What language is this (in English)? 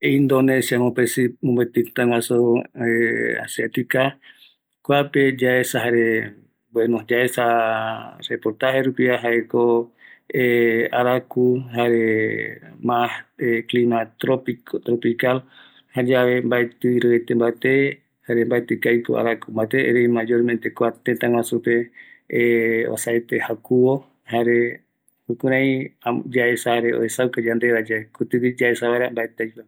Eastern Bolivian Guaraní